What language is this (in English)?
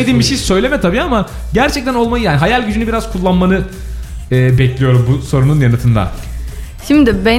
Turkish